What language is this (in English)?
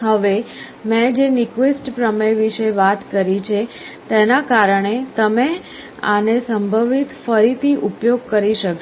Gujarati